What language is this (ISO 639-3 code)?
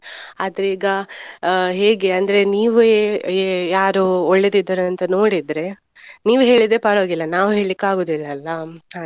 kan